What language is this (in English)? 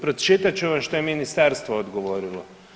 Croatian